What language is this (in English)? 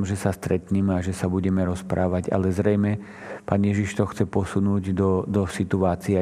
Slovak